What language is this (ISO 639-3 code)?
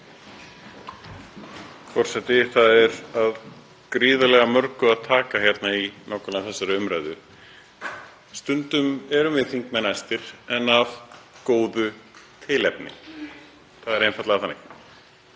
isl